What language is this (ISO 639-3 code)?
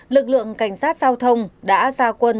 vie